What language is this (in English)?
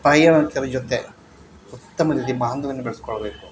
Kannada